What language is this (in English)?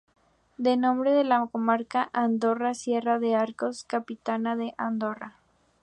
Spanish